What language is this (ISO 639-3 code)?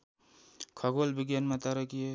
nep